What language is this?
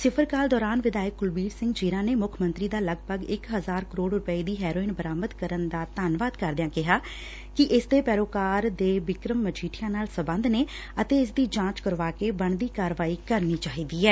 Punjabi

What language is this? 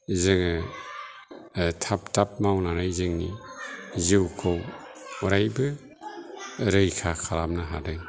Bodo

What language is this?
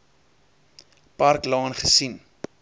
Afrikaans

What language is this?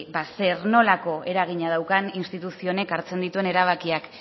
Basque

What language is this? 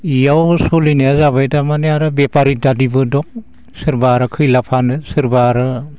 Bodo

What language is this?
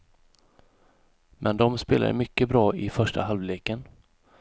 Swedish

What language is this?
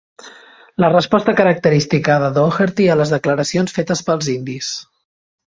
Catalan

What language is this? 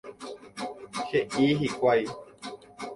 Guarani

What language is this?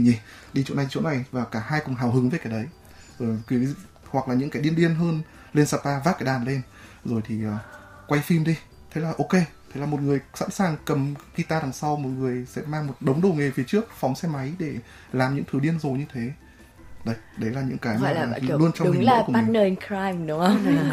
Vietnamese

